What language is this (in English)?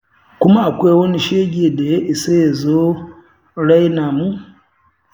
Hausa